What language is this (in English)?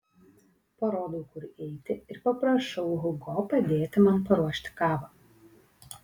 Lithuanian